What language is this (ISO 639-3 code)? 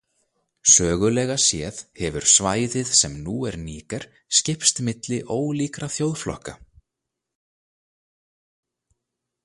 isl